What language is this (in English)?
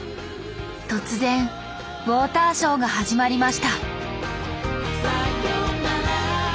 Japanese